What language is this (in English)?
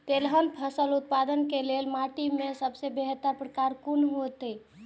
Maithili